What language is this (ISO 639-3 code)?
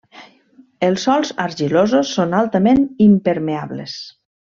cat